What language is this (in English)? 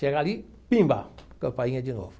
Portuguese